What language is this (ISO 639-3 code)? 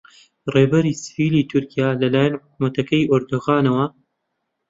ckb